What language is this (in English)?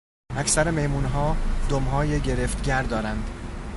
Persian